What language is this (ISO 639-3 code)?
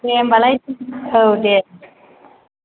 brx